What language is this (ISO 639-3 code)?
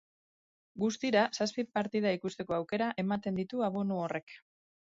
eus